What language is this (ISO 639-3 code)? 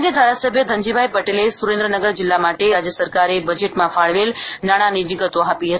guj